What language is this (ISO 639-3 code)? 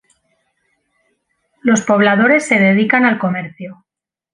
spa